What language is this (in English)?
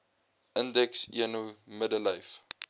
Afrikaans